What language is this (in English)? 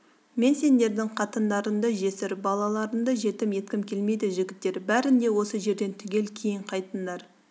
Kazakh